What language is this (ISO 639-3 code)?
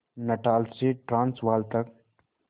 hin